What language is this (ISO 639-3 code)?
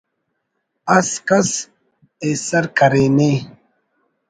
brh